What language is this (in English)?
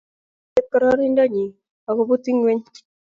Kalenjin